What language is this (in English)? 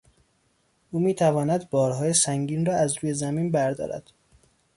Persian